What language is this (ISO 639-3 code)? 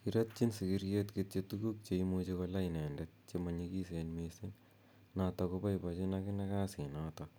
kln